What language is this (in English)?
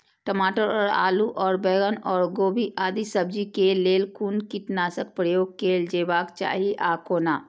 Maithili